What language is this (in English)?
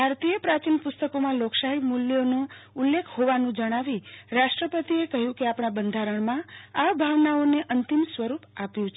Gujarati